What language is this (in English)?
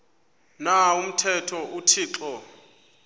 Xhosa